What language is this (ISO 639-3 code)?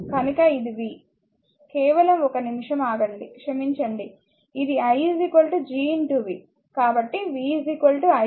tel